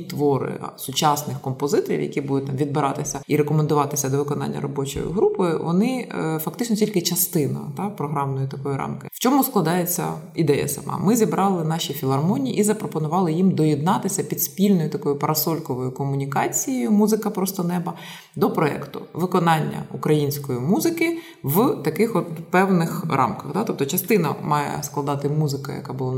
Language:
Ukrainian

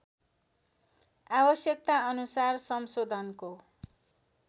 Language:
Nepali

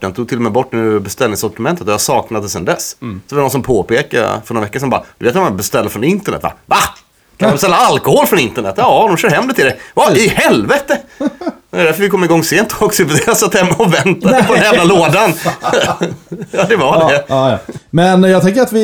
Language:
Swedish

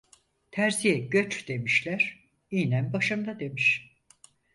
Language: Turkish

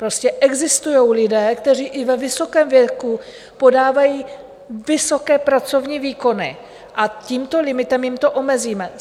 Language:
Czech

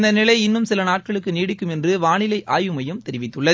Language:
Tamil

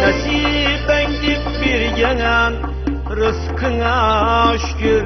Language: Turkish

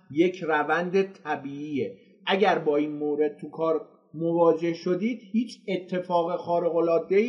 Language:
Persian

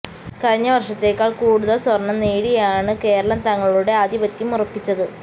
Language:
Malayalam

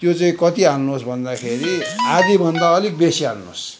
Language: Nepali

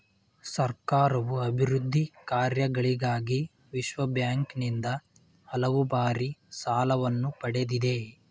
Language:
Kannada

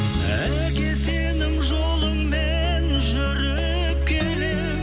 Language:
Kazakh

